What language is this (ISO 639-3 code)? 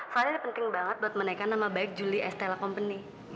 ind